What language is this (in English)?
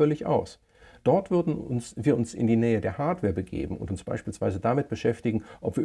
German